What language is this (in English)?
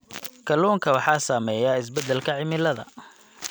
Somali